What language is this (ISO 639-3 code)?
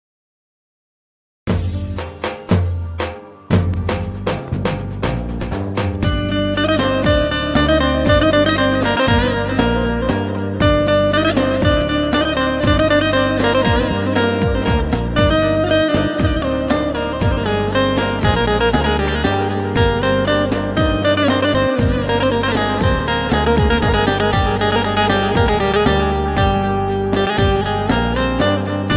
tur